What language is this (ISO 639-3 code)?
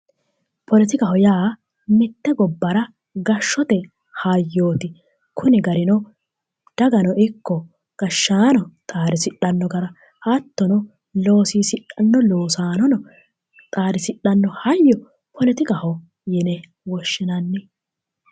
sid